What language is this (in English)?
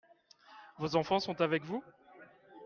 French